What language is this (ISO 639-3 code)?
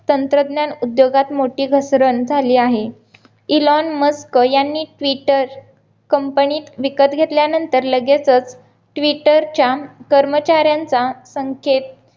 mar